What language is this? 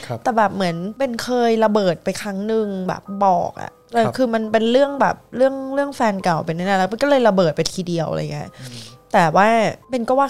Thai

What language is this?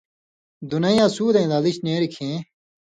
Indus Kohistani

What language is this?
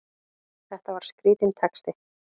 Icelandic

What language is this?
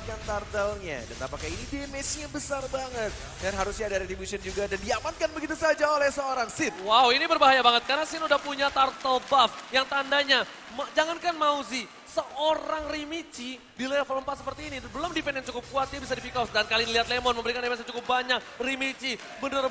Indonesian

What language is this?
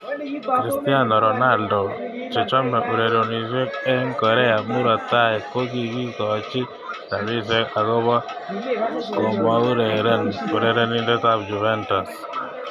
Kalenjin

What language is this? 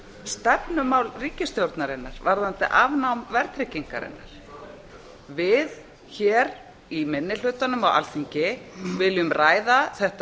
Icelandic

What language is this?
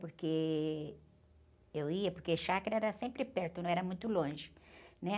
Portuguese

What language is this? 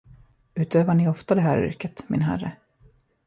Swedish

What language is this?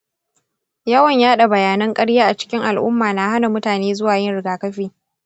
Hausa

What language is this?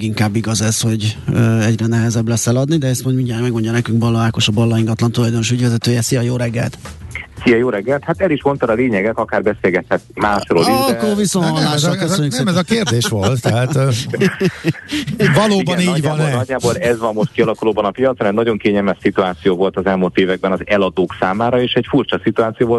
Hungarian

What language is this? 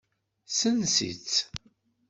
Kabyle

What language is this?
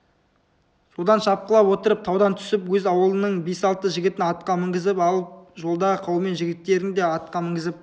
Kazakh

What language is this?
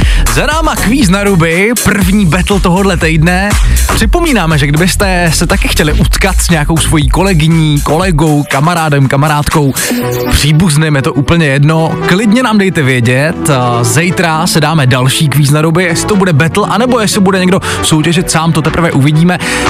Czech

